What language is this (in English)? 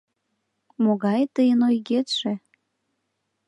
Mari